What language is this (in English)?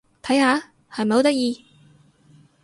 Cantonese